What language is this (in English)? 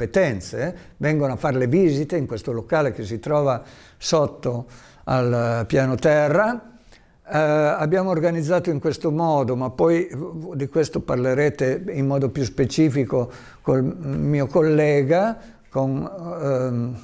Italian